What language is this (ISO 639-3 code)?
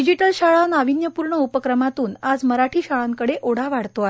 mar